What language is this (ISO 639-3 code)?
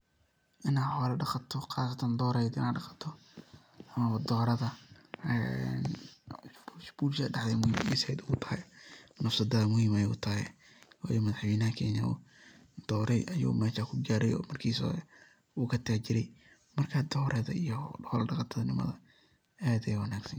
som